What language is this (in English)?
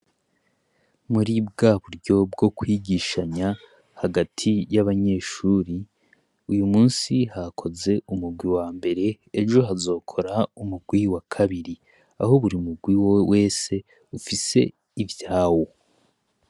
Rundi